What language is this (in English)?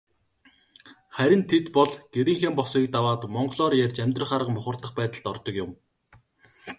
Mongolian